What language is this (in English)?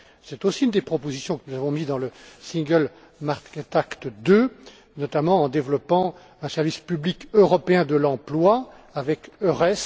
French